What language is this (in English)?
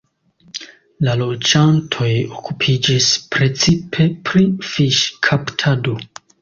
Esperanto